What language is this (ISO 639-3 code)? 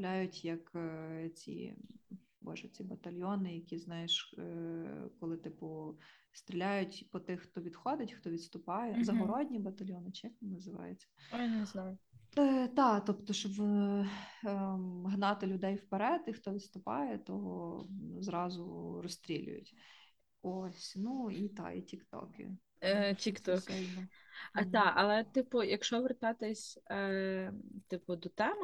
ukr